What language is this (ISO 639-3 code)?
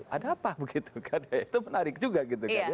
ind